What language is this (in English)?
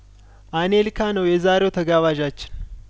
Amharic